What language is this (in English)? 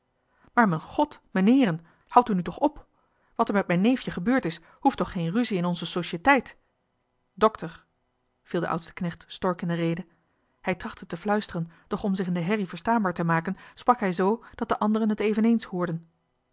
Dutch